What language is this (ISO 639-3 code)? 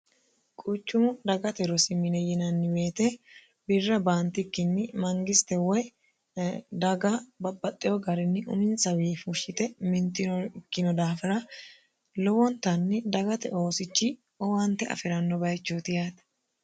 sid